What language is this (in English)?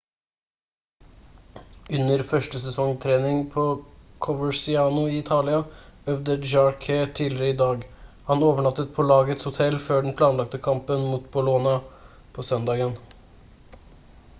Norwegian Bokmål